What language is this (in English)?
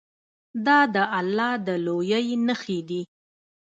Pashto